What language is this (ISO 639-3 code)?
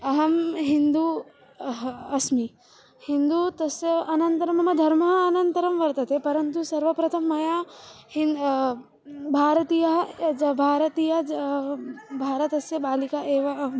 san